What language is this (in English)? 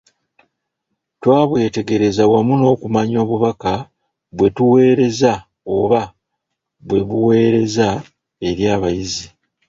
Ganda